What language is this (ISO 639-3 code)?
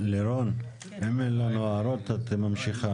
heb